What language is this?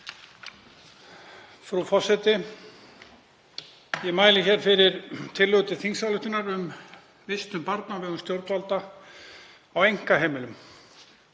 Icelandic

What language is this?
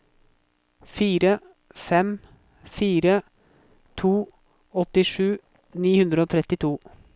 Norwegian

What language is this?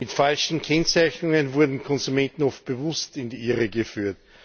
German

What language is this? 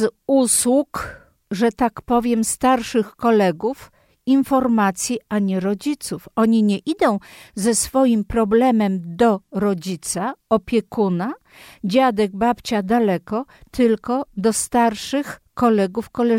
Polish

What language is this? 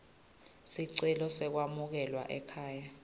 Swati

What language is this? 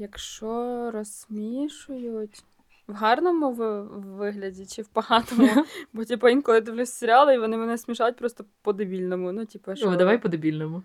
Ukrainian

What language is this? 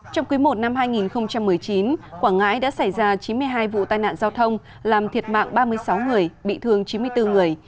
Vietnamese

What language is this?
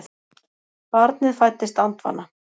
Icelandic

